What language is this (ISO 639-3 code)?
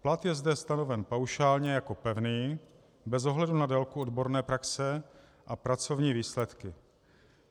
ces